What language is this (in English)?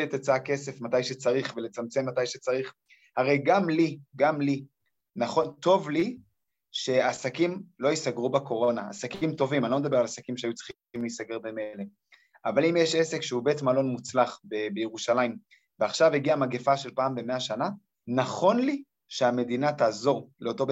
Hebrew